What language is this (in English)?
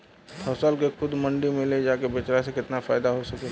Bhojpuri